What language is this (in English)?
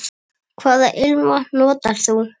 Icelandic